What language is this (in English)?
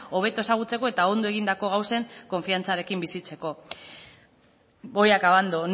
Basque